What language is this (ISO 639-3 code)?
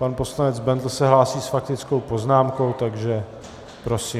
ces